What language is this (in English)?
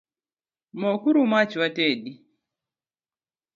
Luo (Kenya and Tanzania)